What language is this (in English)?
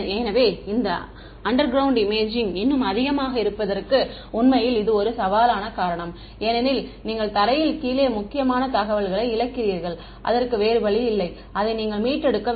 Tamil